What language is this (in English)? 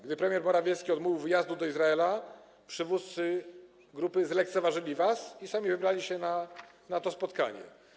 Polish